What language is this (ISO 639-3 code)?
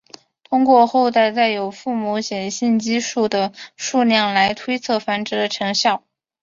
zho